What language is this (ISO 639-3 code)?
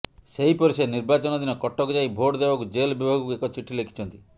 ori